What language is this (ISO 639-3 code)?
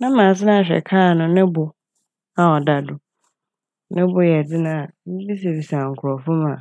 aka